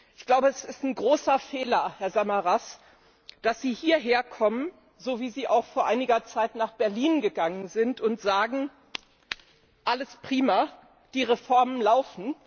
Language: German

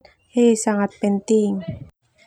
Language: Termanu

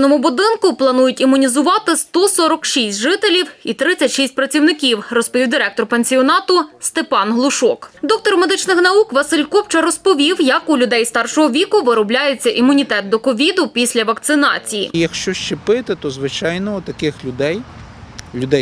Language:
Ukrainian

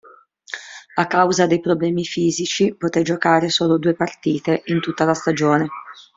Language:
Italian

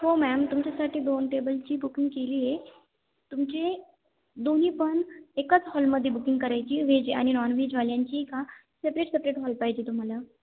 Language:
Marathi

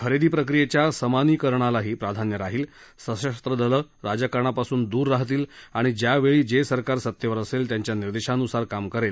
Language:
Marathi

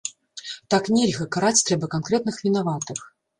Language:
Belarusian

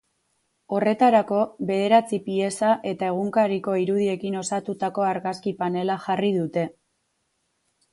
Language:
Basque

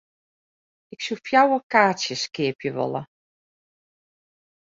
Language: Western Frisian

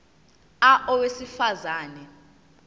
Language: Zulu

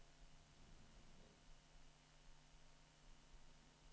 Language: Swedish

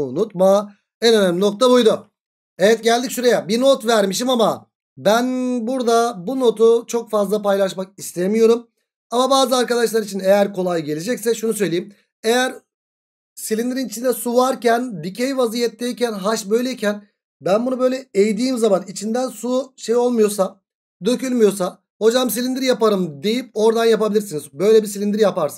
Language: Turkish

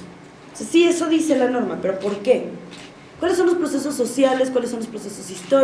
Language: Spanish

